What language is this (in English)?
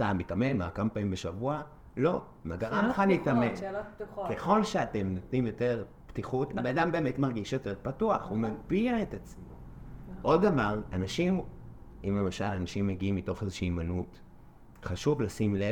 Hebrew